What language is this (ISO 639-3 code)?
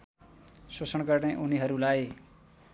nep